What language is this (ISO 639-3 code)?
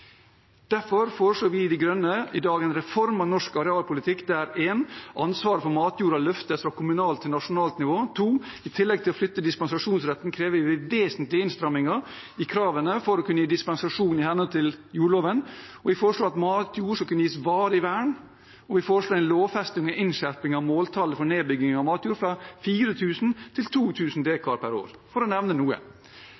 nob